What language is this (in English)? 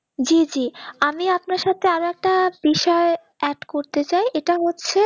Bangla